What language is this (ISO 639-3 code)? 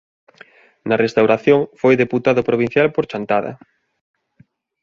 glg